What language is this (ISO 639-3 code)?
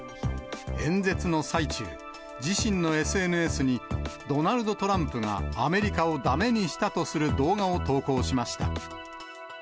jpn